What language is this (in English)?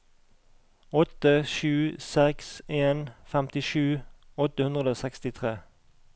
Norwegian